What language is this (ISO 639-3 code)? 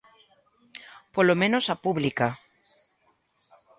glg